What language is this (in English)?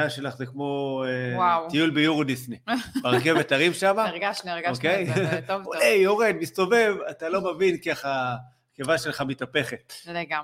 Hebrew